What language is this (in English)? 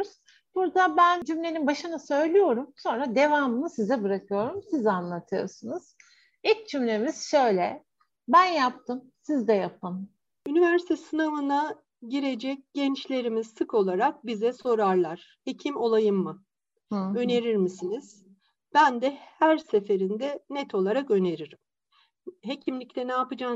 Turkish